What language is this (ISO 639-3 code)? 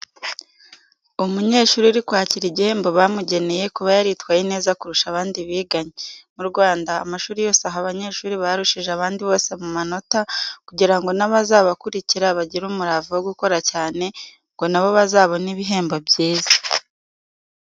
kin